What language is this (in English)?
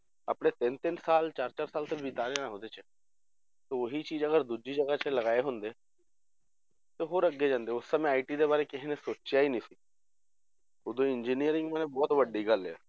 Punjabi